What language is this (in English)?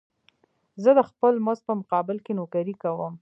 Pashto